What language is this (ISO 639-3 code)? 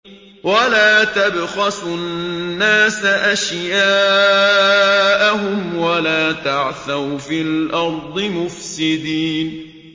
ara